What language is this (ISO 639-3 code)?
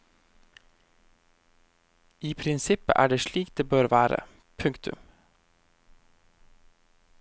nor